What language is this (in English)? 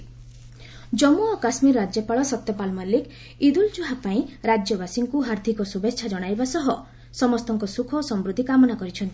Odia